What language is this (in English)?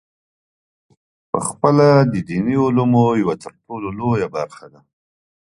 Pashto